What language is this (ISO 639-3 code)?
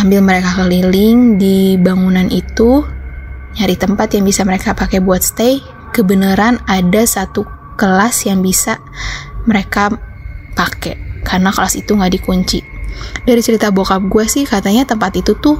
ind